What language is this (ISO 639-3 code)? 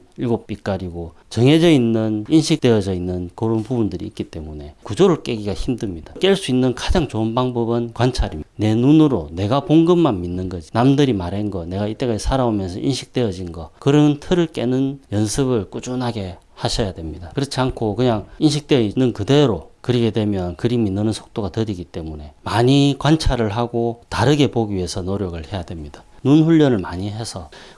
kor